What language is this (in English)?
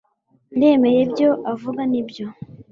Kinyarwanda